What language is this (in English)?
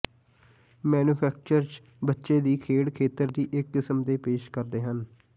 Punjabi